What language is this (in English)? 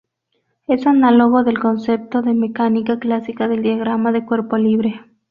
Spanish